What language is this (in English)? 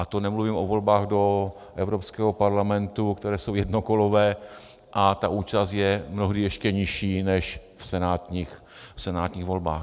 Czech